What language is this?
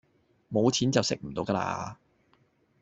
Cantonese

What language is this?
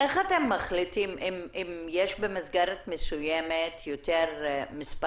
Hebrew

